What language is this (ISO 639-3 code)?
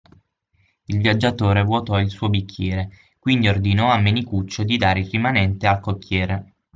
ita